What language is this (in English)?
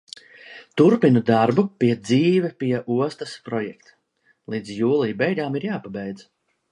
Latvian